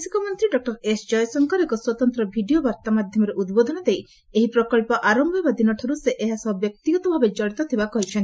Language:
Odia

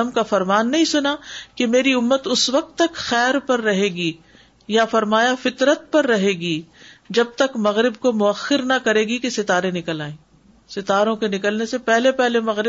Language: Urdu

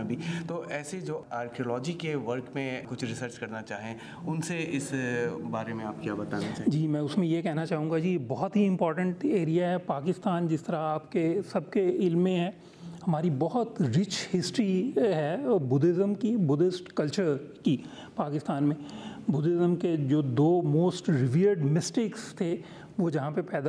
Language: Urdu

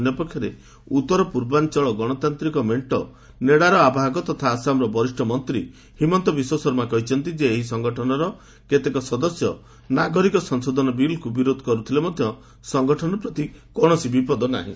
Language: Odia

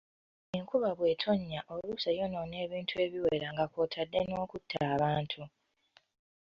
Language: Ganda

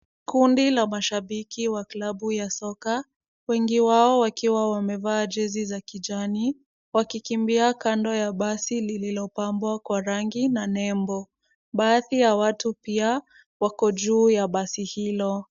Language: Swahili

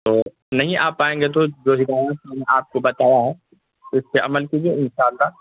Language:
Urdu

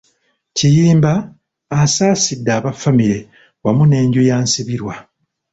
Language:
Ganda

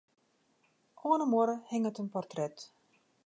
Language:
Western Frisian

